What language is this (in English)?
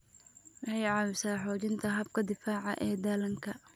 Somali